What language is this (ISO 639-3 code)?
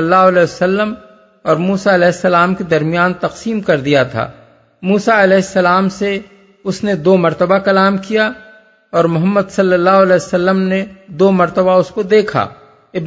urd